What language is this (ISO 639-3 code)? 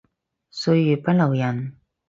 yue